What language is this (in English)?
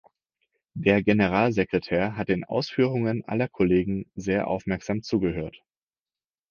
German